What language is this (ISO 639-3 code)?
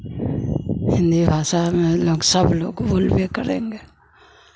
hin